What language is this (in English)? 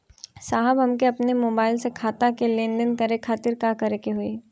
Bhojpuri